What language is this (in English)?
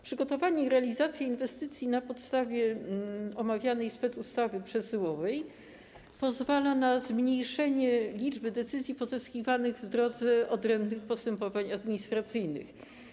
Polish